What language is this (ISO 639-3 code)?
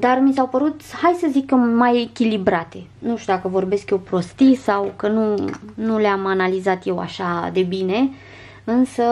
ron